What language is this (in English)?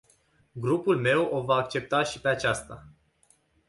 Romanian